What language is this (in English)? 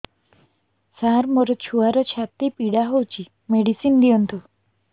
Odia